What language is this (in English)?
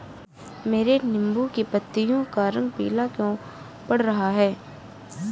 Hindi